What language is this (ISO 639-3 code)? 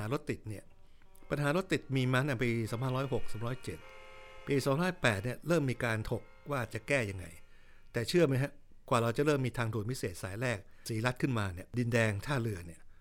tha